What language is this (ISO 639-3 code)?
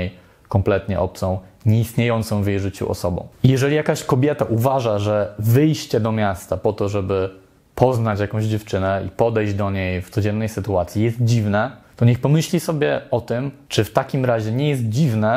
pol